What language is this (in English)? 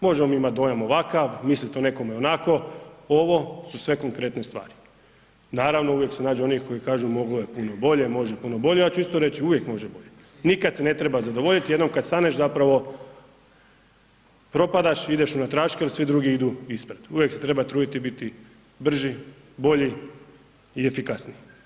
Croatian